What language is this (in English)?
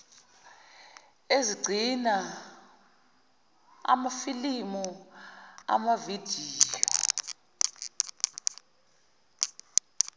Zulu